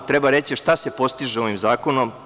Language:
Serbian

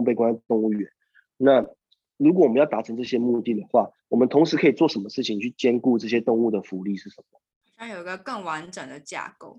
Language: Chinese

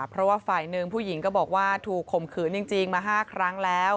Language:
Thai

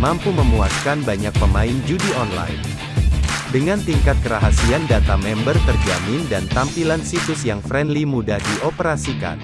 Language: Indonesian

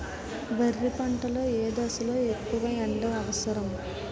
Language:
Telugu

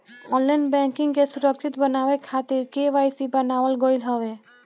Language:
Bhojpuri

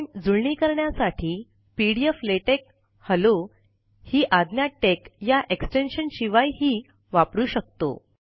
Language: Marathi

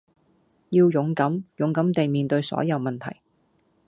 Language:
Cantonese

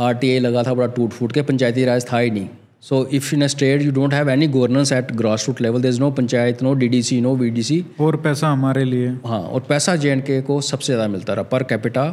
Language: Hindi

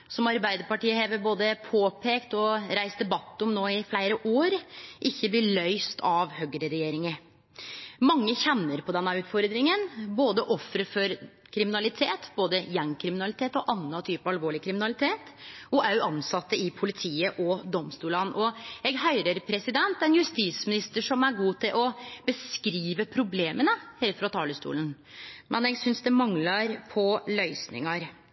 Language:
Norwegian Nynorsk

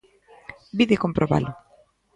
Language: Galician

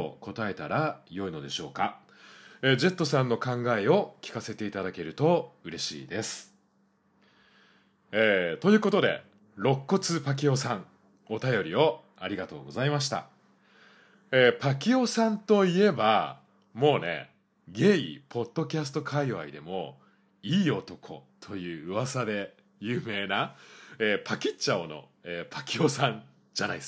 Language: Japanese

